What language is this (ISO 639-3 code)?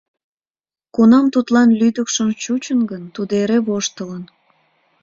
chm